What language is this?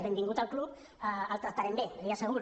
Catalan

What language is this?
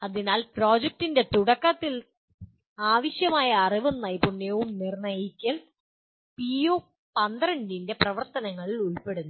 Malayalam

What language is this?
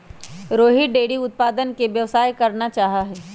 Magahi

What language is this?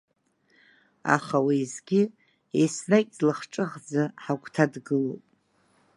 Abkhazian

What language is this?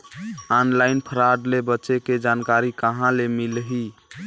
Chhattisgarhi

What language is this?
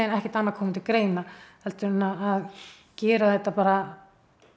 Icelandic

